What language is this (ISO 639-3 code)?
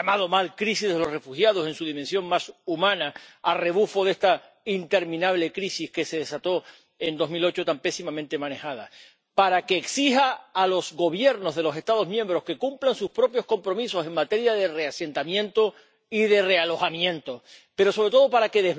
spa